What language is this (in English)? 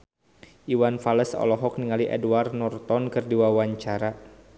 Sundanese